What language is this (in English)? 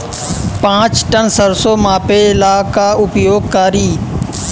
Bhojpuri